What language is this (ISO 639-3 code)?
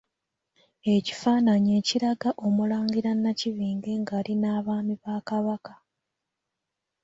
lug